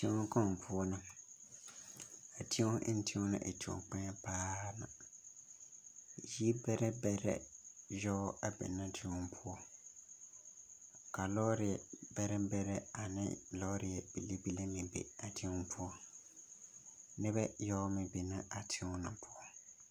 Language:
Southern Dagaare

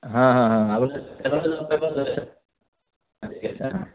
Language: Assamese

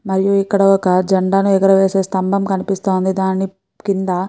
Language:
Telugu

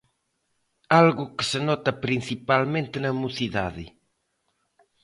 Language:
Galician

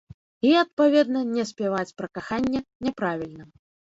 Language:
Belarusian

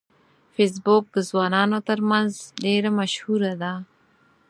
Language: Pashto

